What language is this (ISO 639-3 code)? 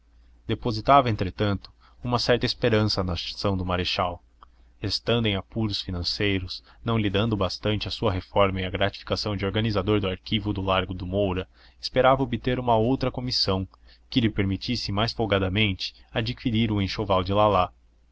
por